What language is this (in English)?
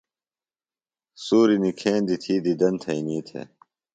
Phalura